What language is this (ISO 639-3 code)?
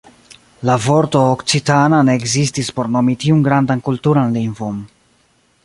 epo